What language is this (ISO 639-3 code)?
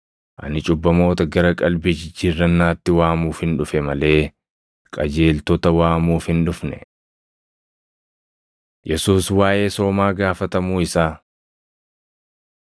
orm